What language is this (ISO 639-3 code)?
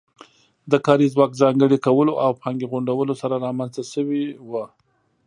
pus